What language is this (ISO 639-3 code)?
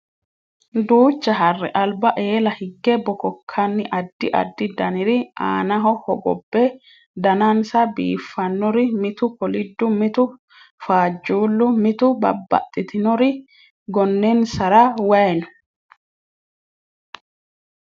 sid